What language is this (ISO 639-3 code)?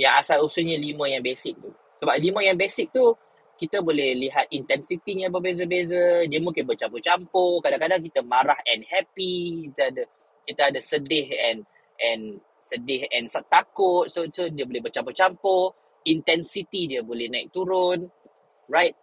msa